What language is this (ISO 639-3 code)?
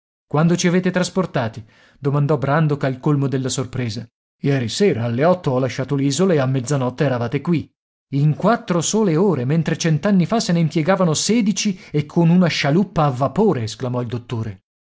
ita